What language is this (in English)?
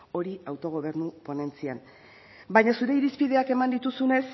Basque